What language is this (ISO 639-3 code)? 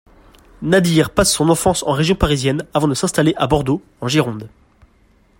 fra